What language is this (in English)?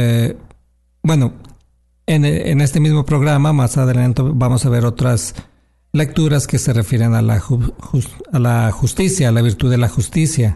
Spanish